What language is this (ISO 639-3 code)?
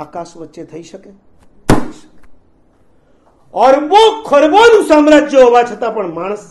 guj